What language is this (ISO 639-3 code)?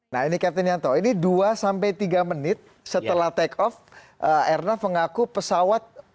ind